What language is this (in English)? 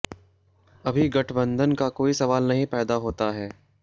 Hindi